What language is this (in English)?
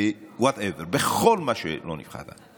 Hebrew